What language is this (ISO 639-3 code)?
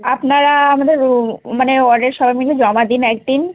ben